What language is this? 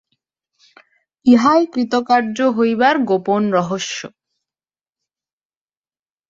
Bangla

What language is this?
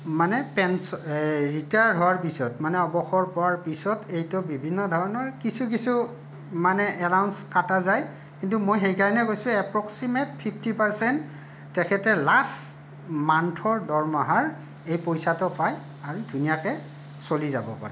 Assamese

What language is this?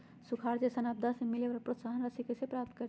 Magahi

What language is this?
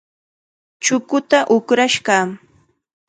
Chiquián Ancash Quechua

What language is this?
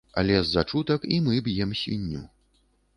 Belarusian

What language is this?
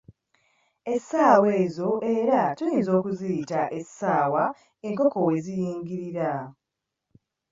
Ganda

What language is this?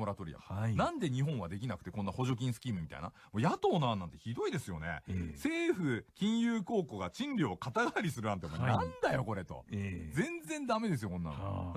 Japanese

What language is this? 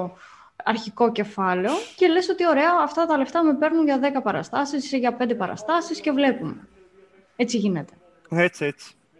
Greek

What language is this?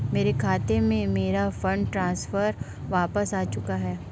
Hindi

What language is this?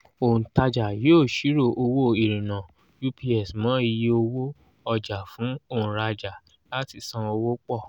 Yoruba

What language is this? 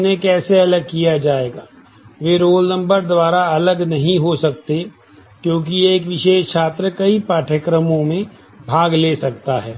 Hindi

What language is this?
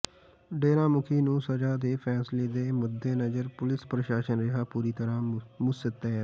Punjabi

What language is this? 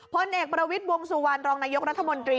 Thai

